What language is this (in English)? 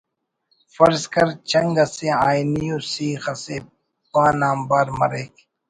Brahui